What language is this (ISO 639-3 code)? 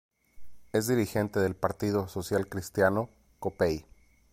spa